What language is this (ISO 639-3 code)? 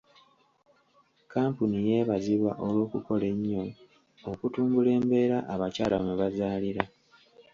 lug